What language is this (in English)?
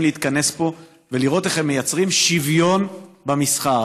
Hebrew